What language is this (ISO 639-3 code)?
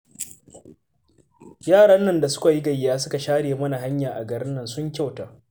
hau